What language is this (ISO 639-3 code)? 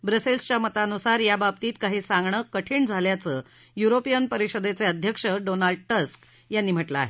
mar